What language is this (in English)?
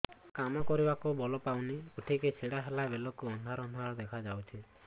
Odia